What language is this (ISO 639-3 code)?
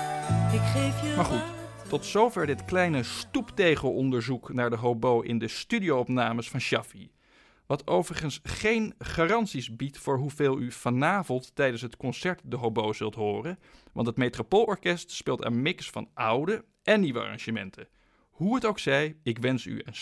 nld